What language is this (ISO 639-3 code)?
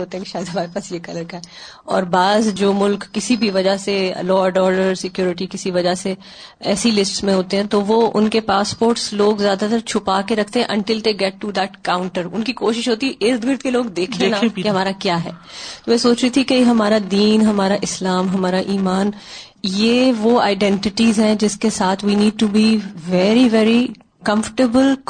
urd